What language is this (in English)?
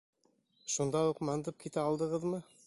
Bashkir